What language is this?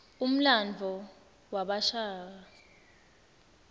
Swati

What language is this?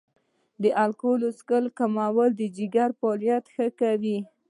Pashto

